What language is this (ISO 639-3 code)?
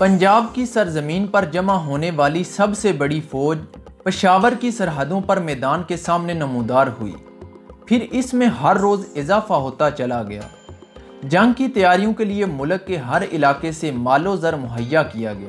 urd